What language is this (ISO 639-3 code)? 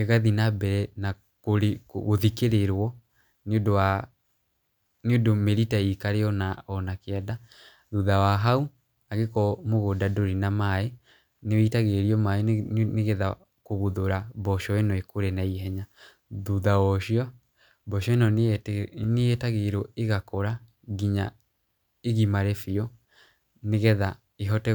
kik